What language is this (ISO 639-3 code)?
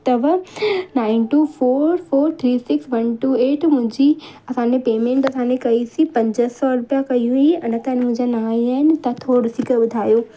snd